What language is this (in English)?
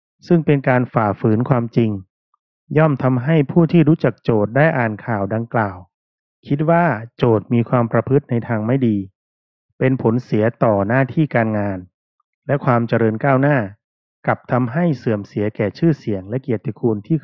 Thai